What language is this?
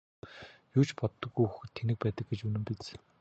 Mongolian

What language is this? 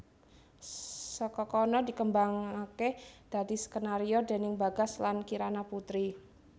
Javanese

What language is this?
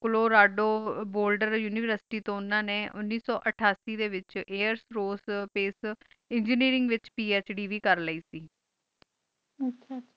Punjabi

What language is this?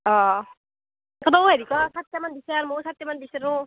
Assamese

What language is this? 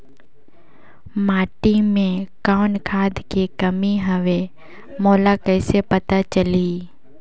Chhattisgarhi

